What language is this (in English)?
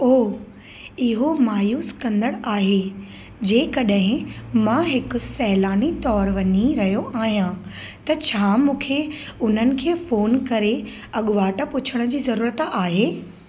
Sindhi